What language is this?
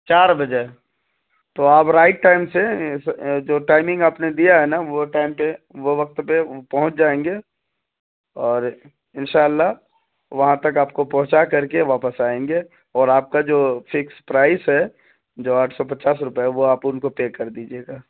Urdu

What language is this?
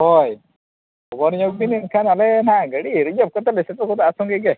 Santali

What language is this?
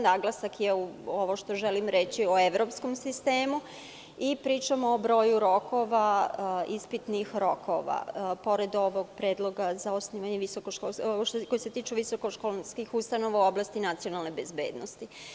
Serbian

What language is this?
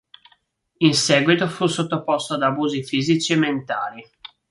Italian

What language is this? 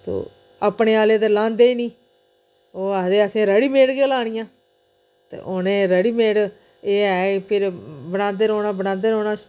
Dogri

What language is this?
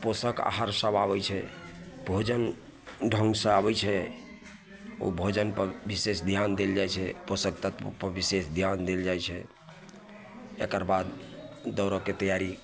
Maithili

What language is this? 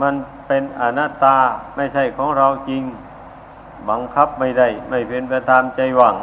Thai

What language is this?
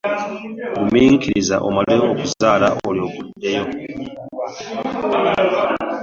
Ganda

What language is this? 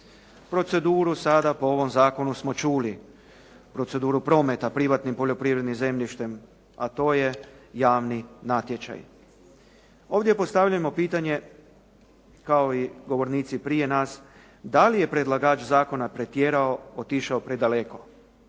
Croatian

